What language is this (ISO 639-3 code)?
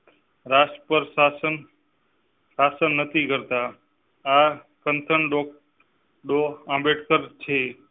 guj